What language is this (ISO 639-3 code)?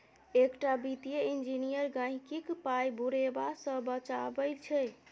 mai